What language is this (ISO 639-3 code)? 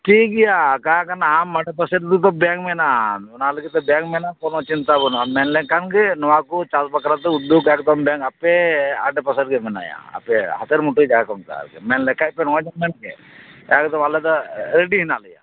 sat